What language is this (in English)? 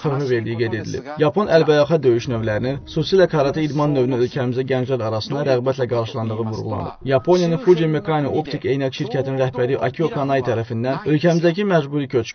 Turkish